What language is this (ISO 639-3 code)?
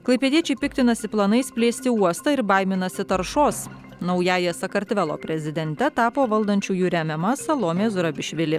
lit